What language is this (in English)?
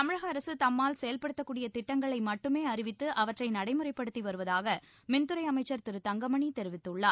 Tamil